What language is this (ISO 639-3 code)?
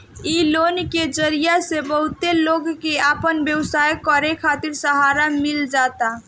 bho